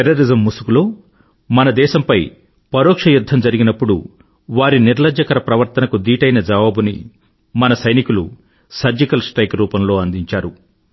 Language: Telugu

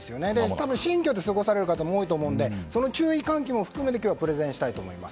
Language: Japanese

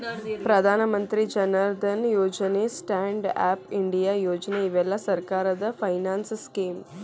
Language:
Kannada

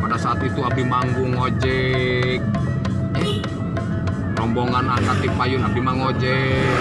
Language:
Indonesian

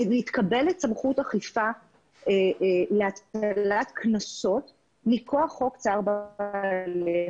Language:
Hebrew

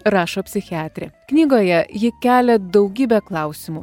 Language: Lithuanian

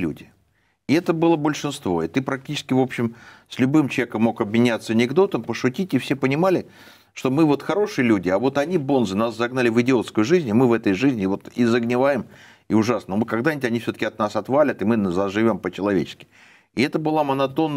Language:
Russian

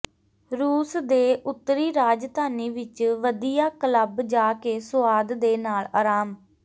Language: Punjabi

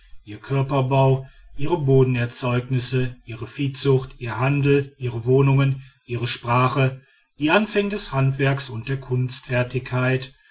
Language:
German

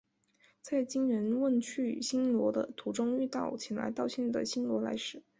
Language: Chinese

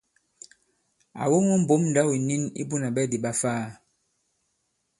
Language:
Bankon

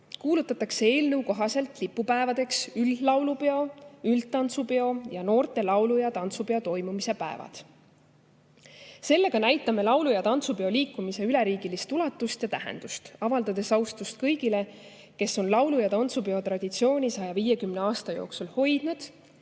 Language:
Estonian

